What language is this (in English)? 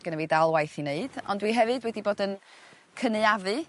Welsh